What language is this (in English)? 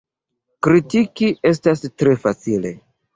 Esperanto